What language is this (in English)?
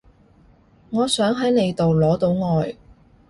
Cantonese